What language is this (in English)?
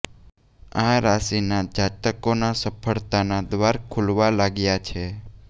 Gujarati